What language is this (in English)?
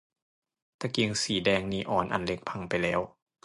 Thai